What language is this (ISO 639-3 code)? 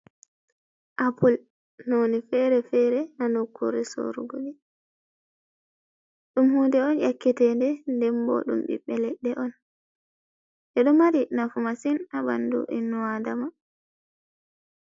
ful